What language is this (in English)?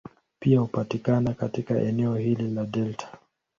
Swahili